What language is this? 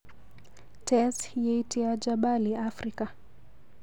Kalenjin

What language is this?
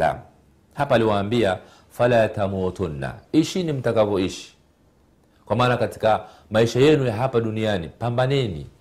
Swahili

